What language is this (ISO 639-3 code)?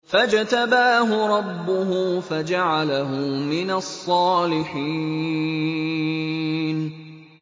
ara